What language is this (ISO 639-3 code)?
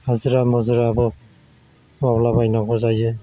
brx